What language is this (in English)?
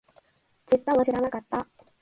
Japanese